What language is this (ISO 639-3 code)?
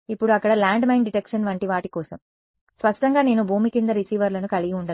tel